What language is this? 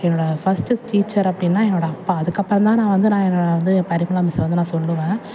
Tamil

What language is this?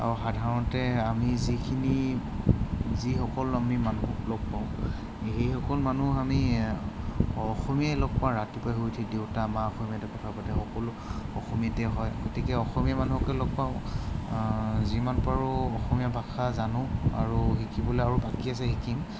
Assamese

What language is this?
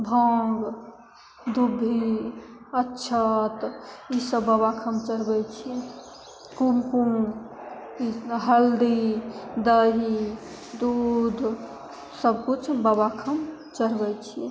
Maithili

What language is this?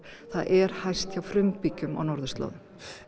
Icelandic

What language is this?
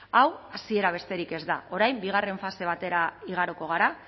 Basque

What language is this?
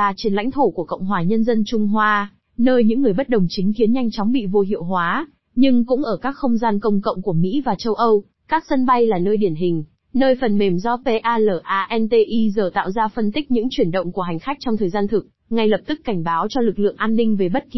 Vietnamese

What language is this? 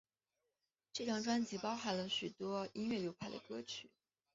Chinese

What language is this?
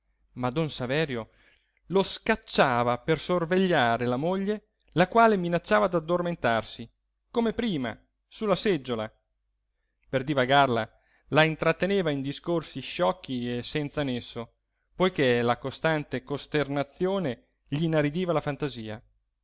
Italian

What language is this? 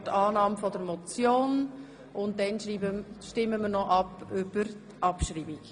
Swiss German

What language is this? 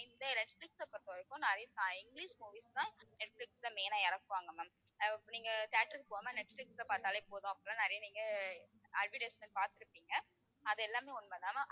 Tamil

